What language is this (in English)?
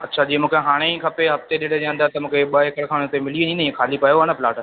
Sindhi